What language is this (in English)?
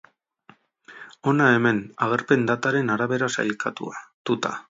Basque